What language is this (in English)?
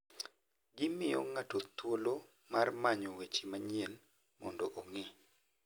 Luo (Kenya and Tanzania)